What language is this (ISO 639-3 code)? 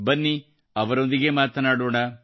kan